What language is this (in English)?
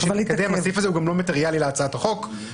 Hebrew